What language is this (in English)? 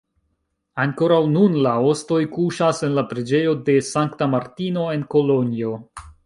Esperanto